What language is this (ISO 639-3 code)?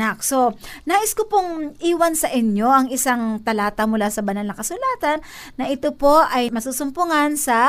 fil